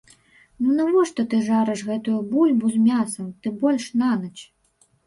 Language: Belarusian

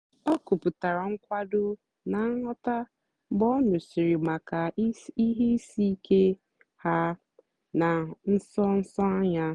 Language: Igbo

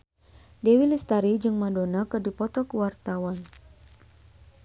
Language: Sundanese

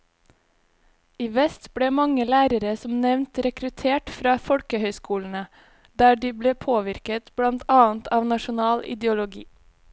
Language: Norwegian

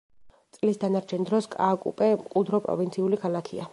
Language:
Georgian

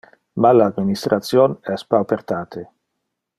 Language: Interlingua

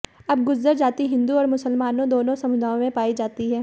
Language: Hindi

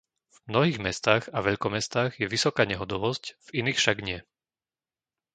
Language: Slovak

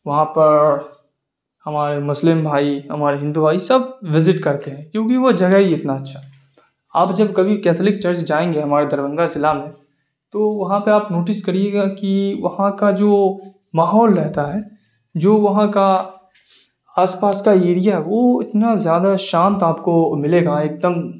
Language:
Urdu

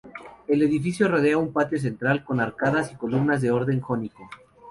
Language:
Spanish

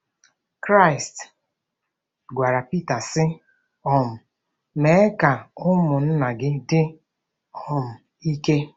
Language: Igbo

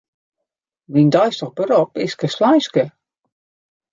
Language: Western Frisian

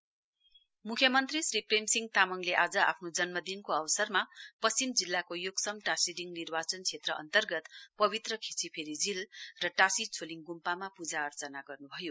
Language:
Nepali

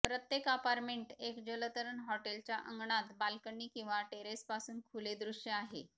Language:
Marathi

